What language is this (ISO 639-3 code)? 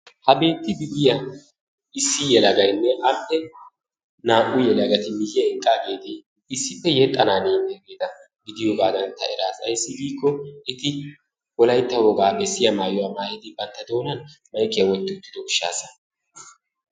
wal